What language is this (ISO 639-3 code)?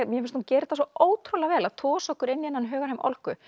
isl